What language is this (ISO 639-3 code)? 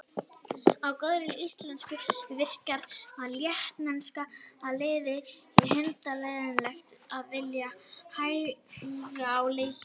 isl